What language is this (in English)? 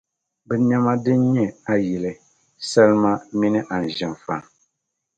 Dagbani